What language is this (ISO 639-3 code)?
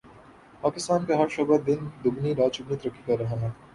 urd